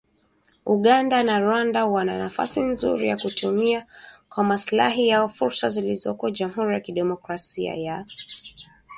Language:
Swahili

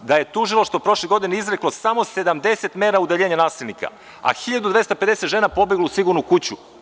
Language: Serbian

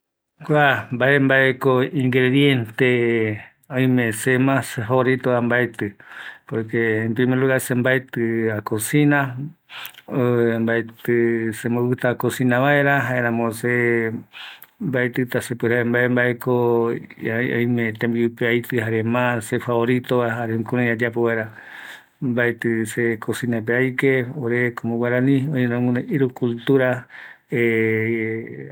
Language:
Eastern Bolivian Guaraní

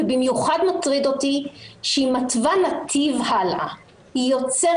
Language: Hebrew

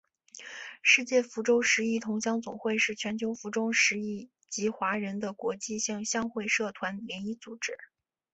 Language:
Chinese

